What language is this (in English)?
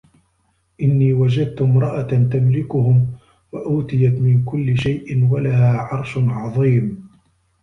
Arabic